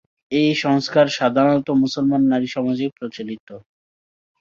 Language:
Bangla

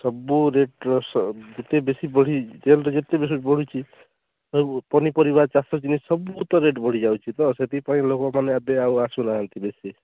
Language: Odia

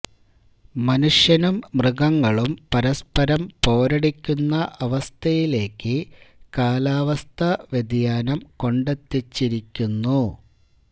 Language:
Malayalam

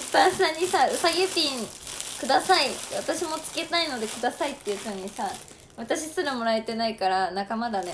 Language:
Japanese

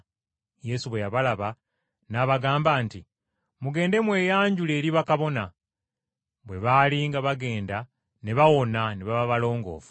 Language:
Ganda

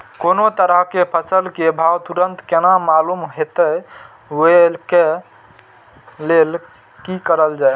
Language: Maithili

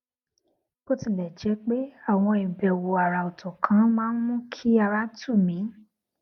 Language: Yoruba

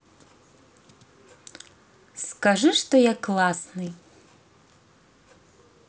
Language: Russian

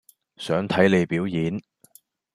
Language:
Cantonese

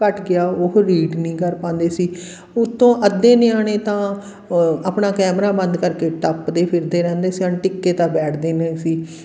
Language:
Punjabi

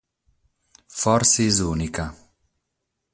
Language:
Sardinian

